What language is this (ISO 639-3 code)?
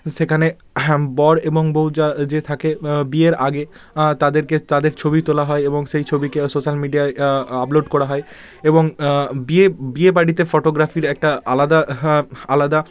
ben